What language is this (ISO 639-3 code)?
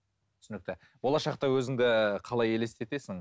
kaz